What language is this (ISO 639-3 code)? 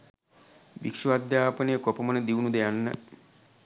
sin